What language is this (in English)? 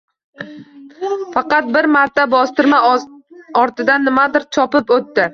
Uzbek